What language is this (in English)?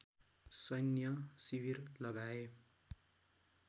Nepali